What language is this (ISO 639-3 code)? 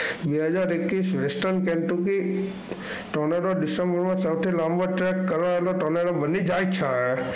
guj